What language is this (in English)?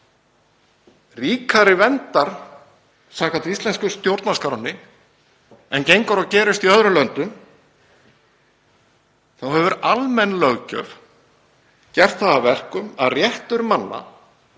Icelandic